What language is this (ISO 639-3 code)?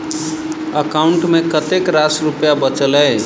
mai